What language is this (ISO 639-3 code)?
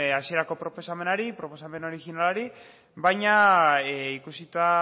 eus